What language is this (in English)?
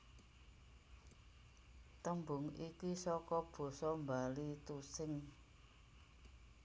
Javanese